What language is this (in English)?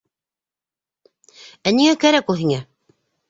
Bashkir